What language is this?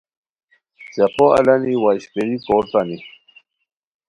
Khowar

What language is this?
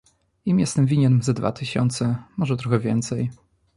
Polish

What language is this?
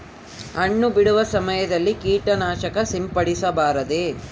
Kannada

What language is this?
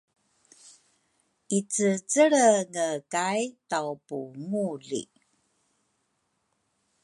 Rukai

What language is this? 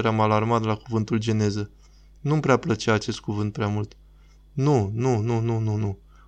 Romanian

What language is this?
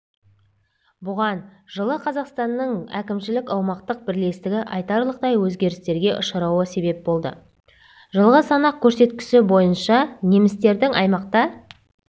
Kazakh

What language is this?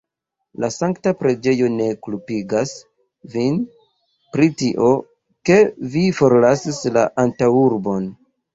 Esperanto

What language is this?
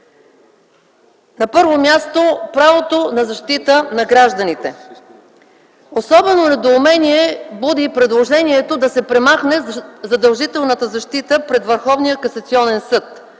Bulgarian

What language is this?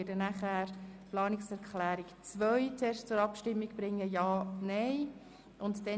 Swiss German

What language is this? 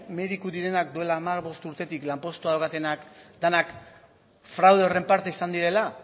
Basque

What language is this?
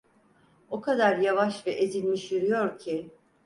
Turkish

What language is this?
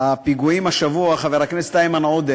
Hebrew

